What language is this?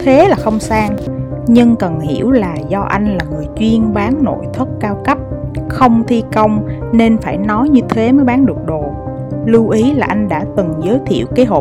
Vietnamese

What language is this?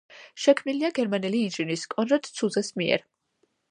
Georgian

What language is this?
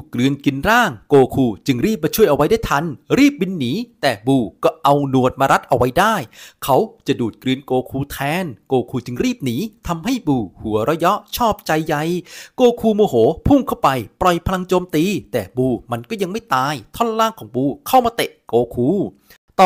Thai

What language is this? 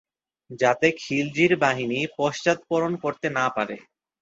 Bangla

